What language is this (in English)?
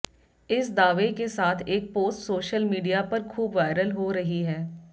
Hindi